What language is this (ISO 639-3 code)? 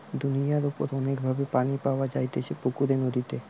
ben